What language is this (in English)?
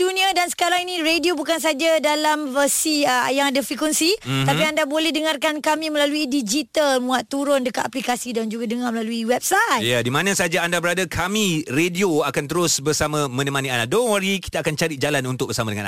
Malay